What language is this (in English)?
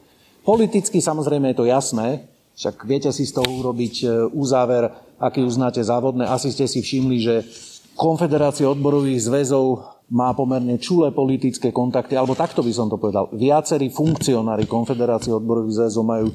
Slovak